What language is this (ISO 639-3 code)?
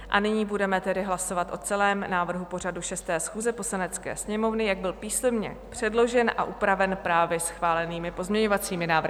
ces